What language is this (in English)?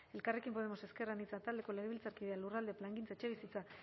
Basque